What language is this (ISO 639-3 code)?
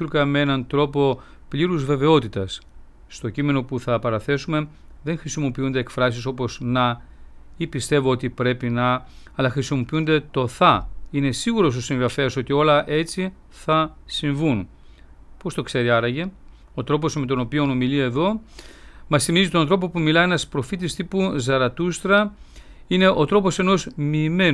ell